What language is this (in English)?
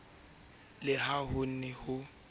Southern Sotho